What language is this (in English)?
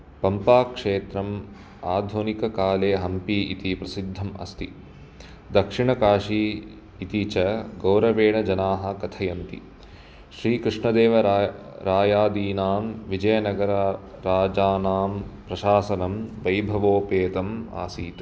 Sanskrit